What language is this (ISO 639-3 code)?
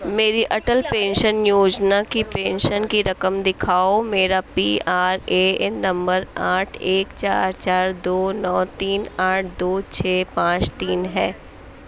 urd